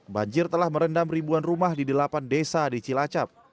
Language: Indonesian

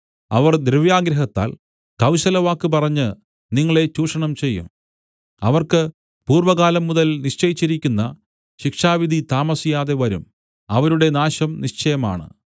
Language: Malayalam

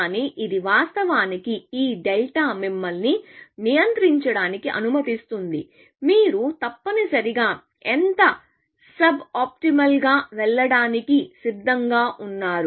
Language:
Telugu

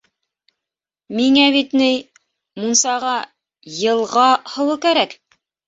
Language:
Bashkir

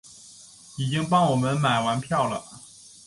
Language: Chinese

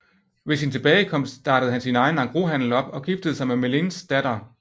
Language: Danish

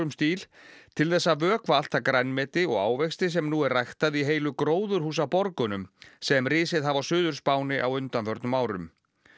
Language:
Icelandic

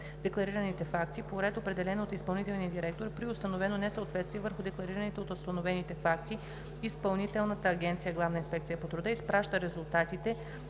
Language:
Bulgarian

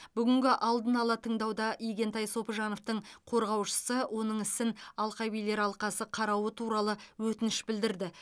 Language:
Kazakh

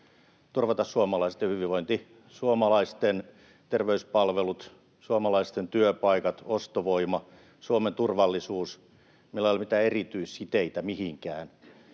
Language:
Finnish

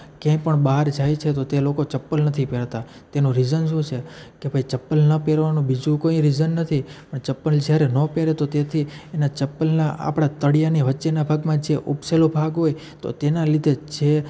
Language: Gujarati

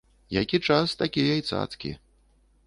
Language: Belarusian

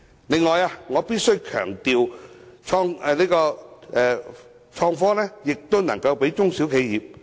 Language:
Cantonese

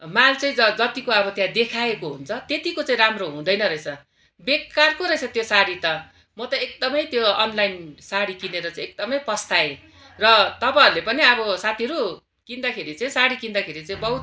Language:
Nepali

